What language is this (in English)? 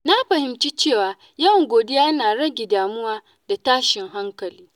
Hausa